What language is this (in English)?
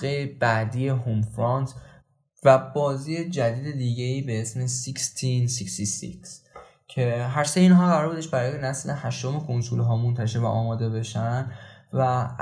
Persian